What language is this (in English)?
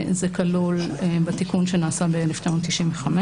Hebrew